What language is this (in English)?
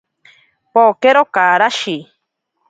Ashéninka Perené